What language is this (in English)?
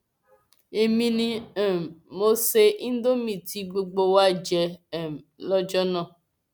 Yoruba